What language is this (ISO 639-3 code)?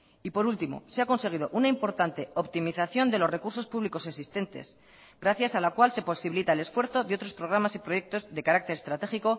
spa